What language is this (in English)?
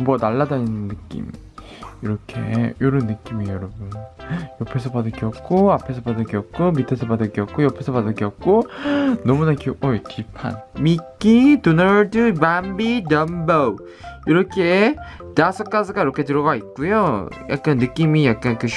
Korean